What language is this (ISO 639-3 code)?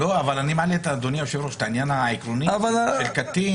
heb